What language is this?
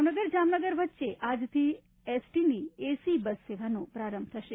Gujarati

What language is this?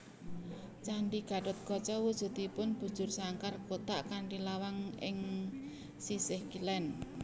Javanese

